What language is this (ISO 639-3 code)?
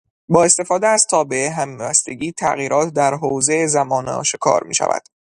fas